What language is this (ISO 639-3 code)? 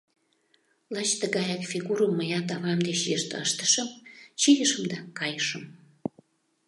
chm